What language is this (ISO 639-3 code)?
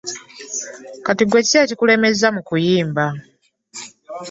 lug